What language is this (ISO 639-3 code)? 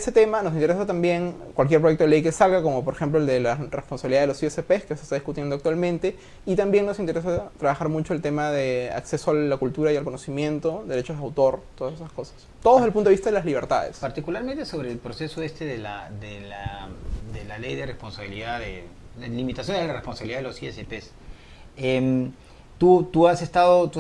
spa